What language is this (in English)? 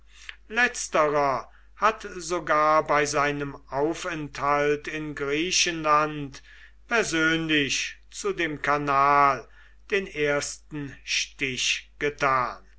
German